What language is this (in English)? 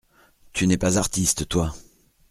French